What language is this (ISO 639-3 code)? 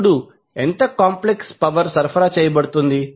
tel